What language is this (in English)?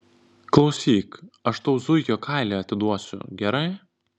Lithuanian